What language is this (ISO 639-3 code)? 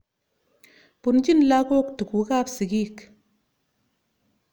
kln